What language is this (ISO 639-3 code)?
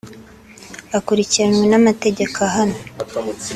kin